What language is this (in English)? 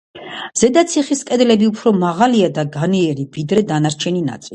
Georgian